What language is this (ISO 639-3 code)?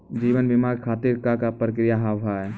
mai